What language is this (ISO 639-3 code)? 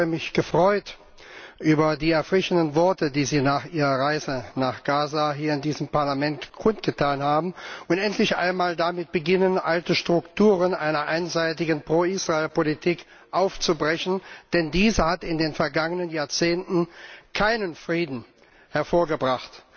deu